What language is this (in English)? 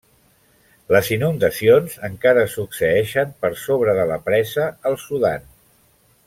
Catalan